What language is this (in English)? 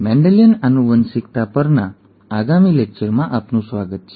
Gujarati